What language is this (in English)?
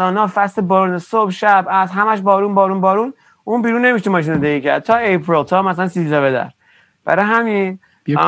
Persian